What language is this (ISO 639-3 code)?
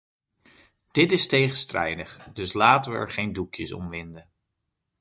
nld